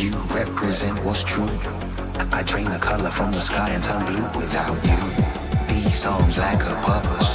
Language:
English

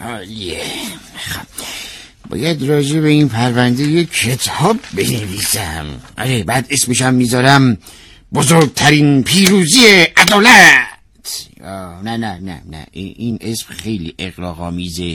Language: Persian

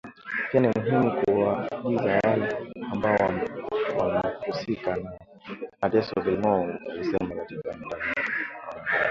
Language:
Swahili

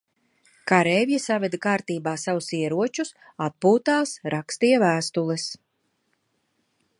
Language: Latvian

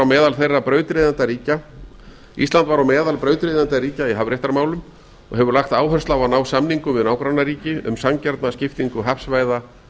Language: Icelandic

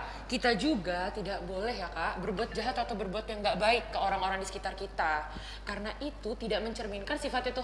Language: Indonesian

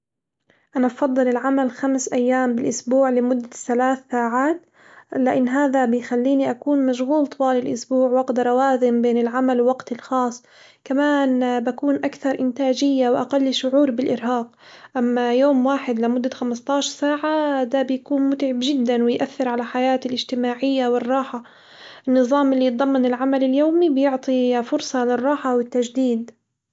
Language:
Hijazi Arabic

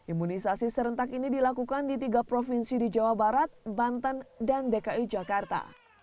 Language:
Indonesian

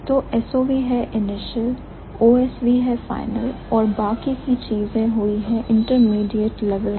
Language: Hindi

